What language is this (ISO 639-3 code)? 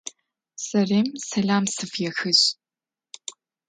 ady